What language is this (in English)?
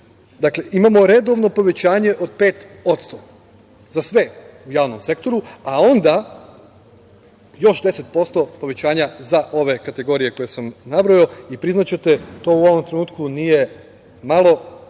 Serbian